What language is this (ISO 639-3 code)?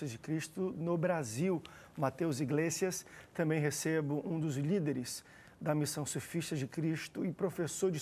por